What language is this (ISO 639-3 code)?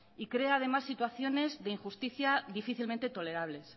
spa